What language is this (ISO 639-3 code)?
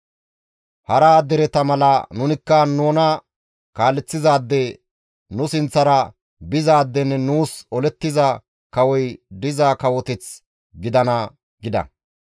gmv